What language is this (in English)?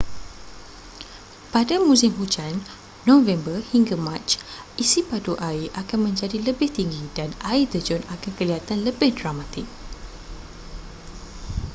Malay